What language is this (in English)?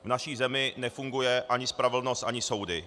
Czech